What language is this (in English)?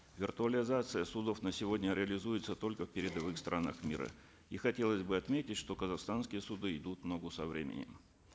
Kazakh